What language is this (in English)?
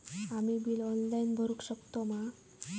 Marathi